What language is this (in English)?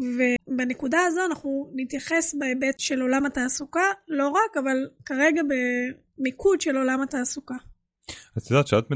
Hebrew